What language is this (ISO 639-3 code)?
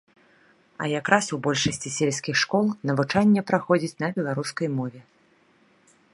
bel